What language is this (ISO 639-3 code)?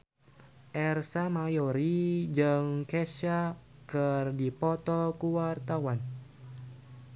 sun